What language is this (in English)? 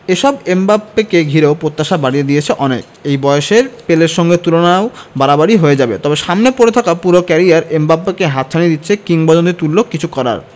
Bangla